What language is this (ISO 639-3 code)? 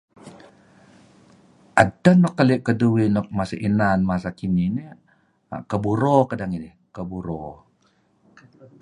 kzi